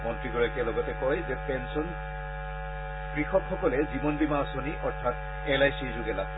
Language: Assamese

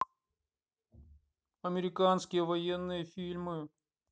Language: Russian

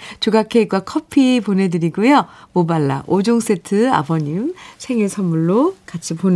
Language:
Korean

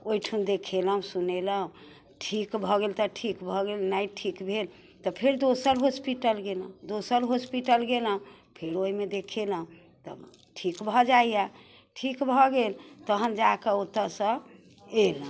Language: Maithili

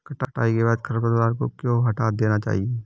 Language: Hindi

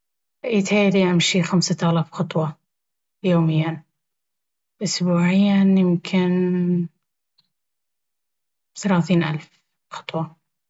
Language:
Baharna Arabic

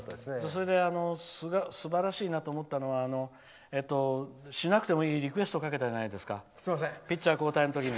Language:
Japanese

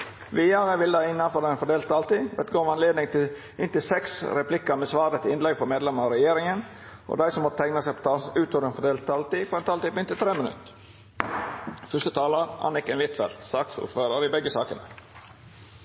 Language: Norwegian Nynorsk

